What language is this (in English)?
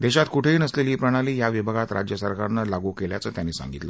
Marathi